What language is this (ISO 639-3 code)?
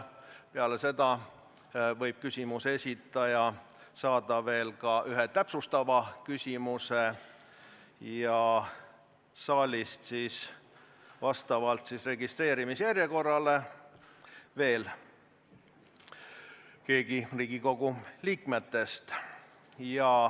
est